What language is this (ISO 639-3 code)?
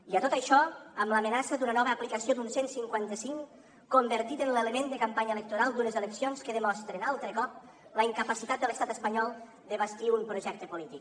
cat